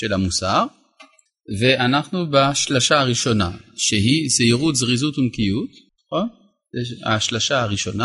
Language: Hebrew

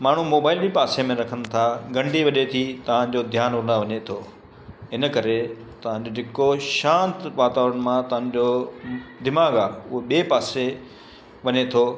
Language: Sindhi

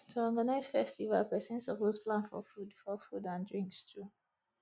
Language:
Nigerian Pidgin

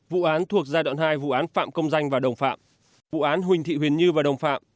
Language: Vietnamese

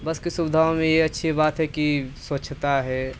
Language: Hindi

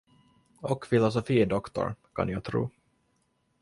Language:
Swedish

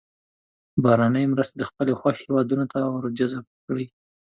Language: Pashto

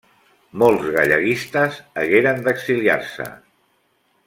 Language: Catalan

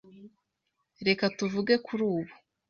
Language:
Kinyarwanda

